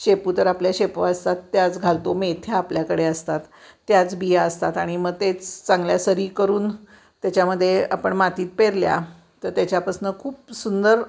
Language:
Marathi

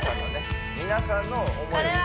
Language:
Japanese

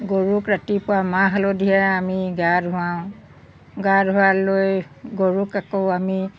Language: Assamese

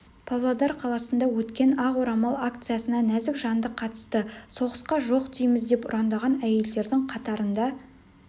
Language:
Kazakh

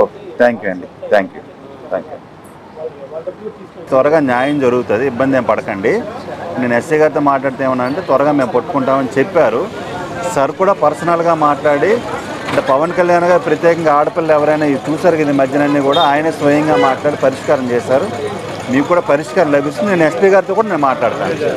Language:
Telugu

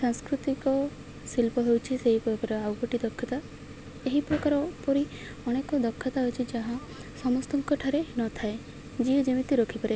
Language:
Odia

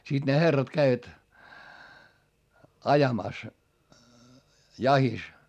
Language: Finnish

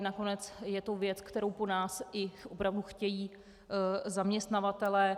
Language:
Czech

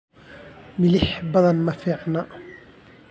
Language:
Somali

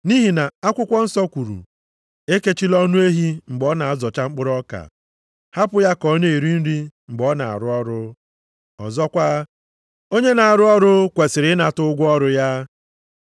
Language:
Igbo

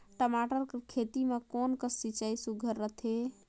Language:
Chhattisgarhi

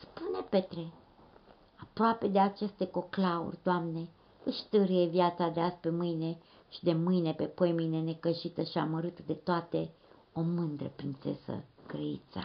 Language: Romanian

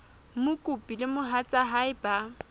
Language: Southern Sotho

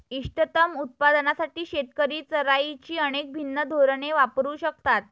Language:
Marathi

